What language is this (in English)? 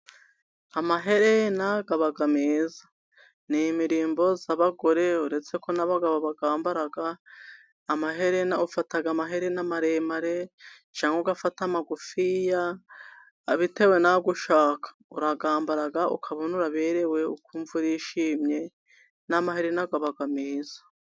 Kinyarwanda